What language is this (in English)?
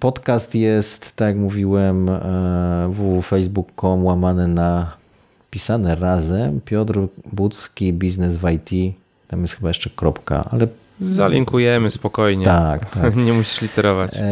Polish